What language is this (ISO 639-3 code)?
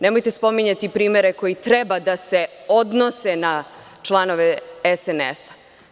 srp